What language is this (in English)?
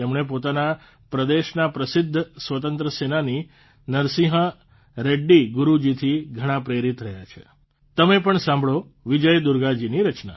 Gujarati